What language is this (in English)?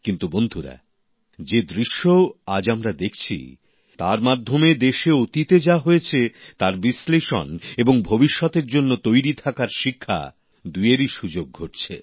Bangla